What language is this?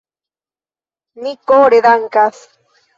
Esperanto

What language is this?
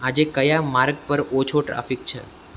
Gujarati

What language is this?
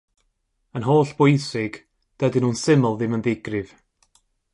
Welsh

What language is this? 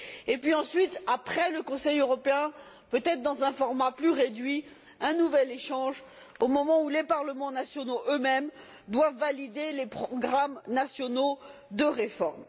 French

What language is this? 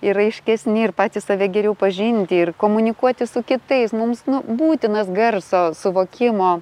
Lithuanian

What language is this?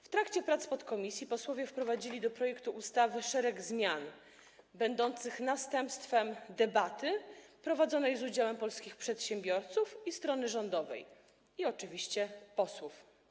Polish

